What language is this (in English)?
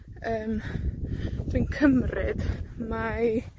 Welsh